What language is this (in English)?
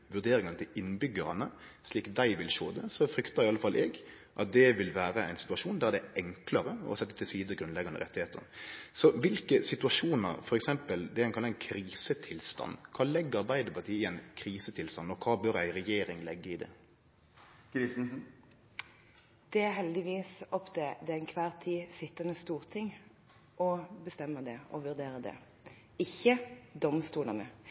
Norwegian